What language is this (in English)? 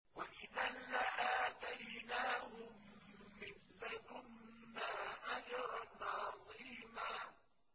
Arabic